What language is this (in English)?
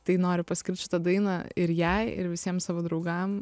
Lithuanian